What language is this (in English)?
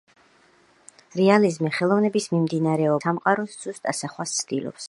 Georgian